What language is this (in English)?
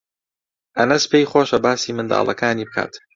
Central Kurdish